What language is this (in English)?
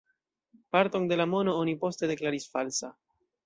Esperanto